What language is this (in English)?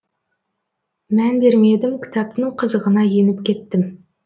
Kazakh